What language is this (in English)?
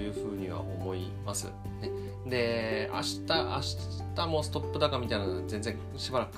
Japanese